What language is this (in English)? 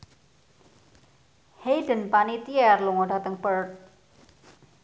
Javanese